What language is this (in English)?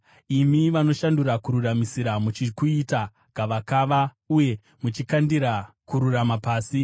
Shona